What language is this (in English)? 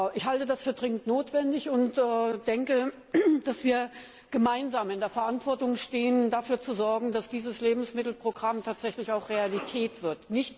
German